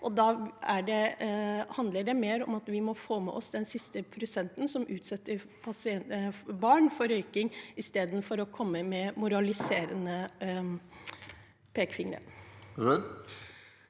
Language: Norwegian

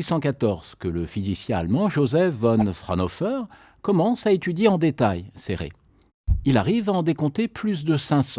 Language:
French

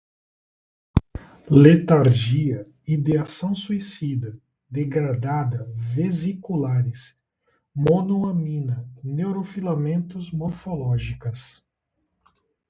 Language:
Portuguese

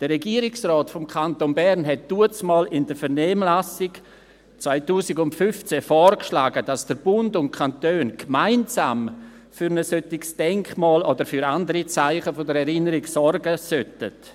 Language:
Swiss German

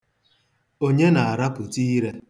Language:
Igbo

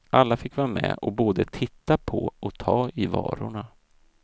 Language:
Swedish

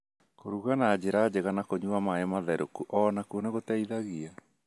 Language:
Kikuyu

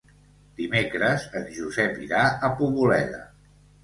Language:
Catalan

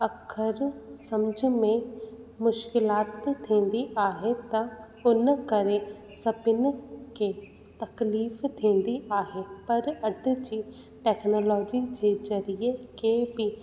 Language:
Sindhi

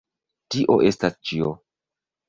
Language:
Esperanto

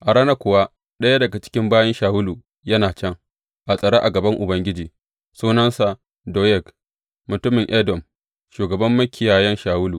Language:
Hausa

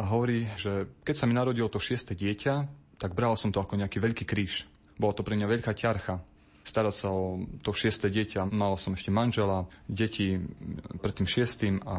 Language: Slovak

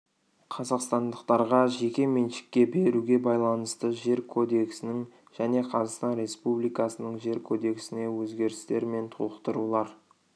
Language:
Kazakh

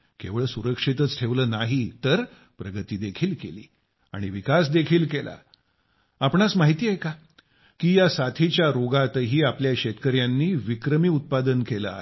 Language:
Marathi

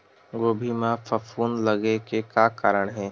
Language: Chhattisgarhi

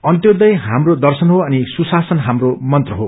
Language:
Nepali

